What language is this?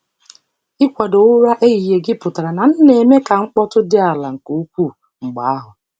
Igbo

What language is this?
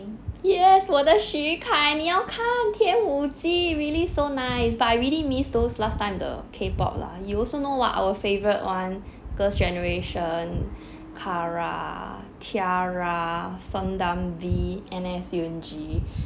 English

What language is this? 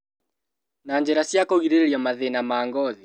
Kikuyu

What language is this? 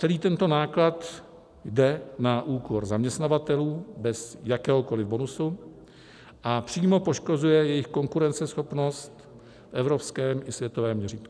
Czech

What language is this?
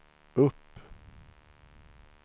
Swedish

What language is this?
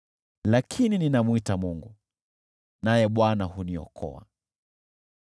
Swahili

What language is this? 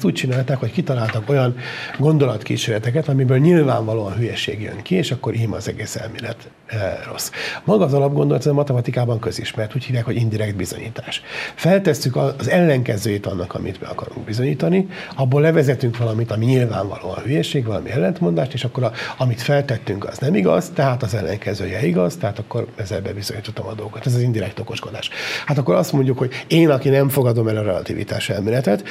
Hungarian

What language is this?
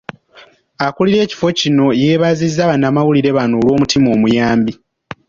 Ganda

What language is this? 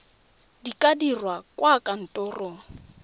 Tswana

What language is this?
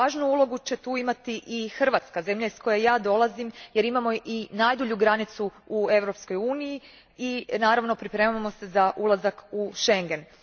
Croatian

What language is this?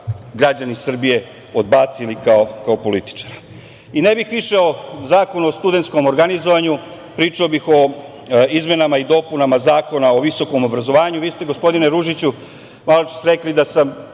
Serbian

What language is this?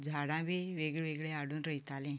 Konkani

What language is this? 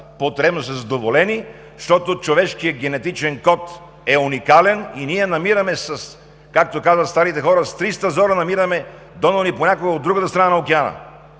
Bulgarian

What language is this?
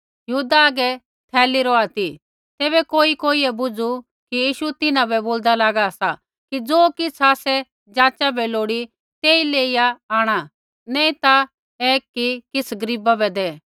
Kullu Pahari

